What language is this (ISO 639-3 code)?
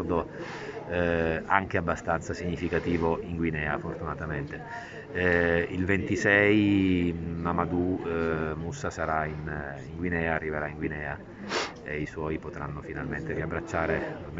ita